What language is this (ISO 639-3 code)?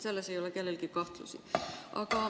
est